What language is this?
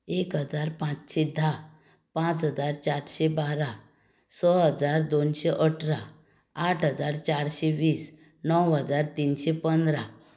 Konkani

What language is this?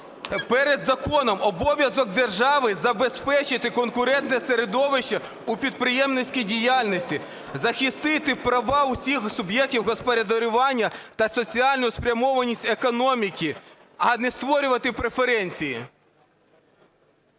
Ukrainian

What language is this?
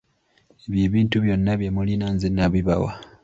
Ganda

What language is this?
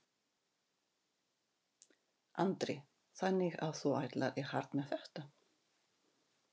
Icelandic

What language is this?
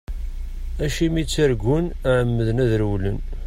Kabyle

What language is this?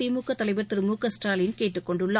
Tamil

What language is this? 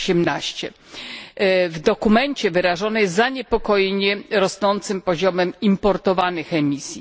Polish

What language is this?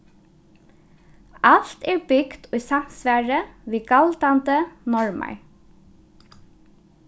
Faroese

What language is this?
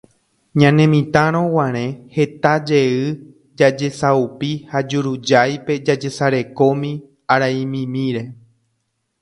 Guarani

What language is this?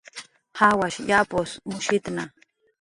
Jaqaru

